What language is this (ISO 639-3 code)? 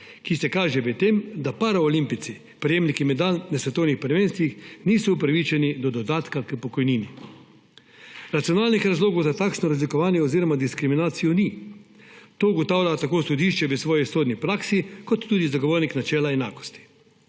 slv